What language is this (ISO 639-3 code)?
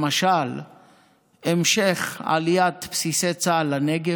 heb